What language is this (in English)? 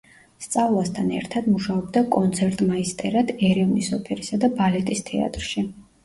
Georgian